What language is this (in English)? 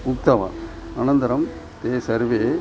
Sanskrit